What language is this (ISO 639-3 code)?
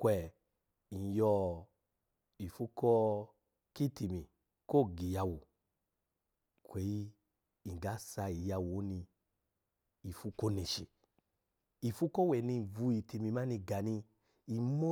ala